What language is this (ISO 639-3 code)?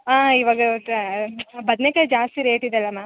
kan